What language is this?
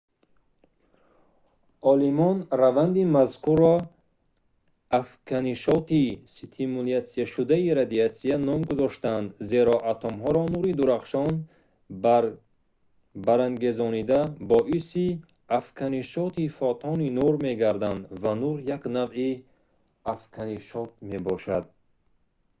Tajik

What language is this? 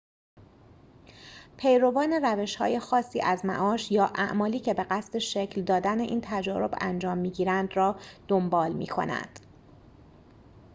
Persian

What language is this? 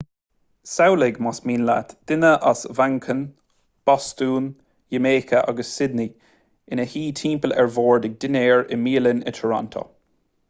Irish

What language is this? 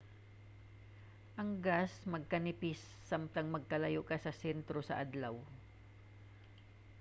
Cebuano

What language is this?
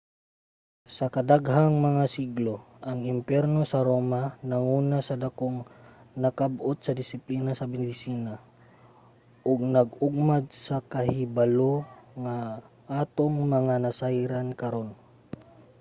Cebuano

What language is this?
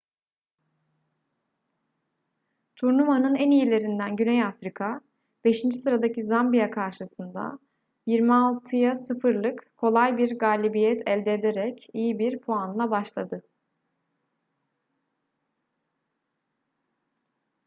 Turkish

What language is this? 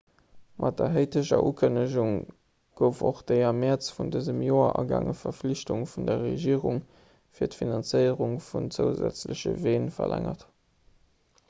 Luxembourgish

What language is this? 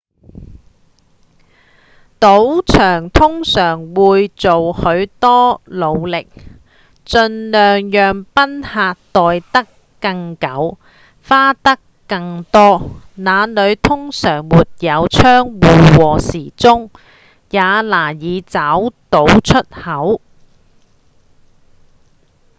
Cantonese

